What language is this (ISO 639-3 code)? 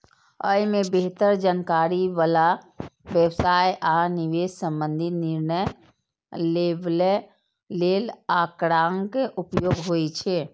mai